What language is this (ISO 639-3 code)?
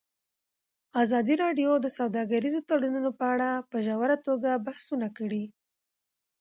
pus